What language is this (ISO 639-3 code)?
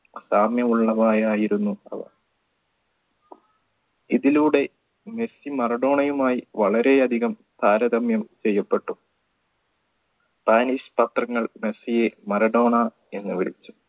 mal